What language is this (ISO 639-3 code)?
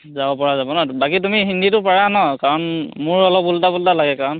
asm